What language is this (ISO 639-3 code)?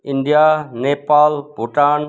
nep